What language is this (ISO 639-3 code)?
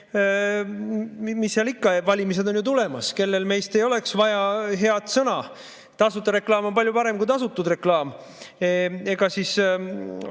est